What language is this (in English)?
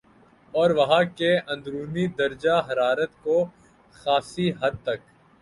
Urdu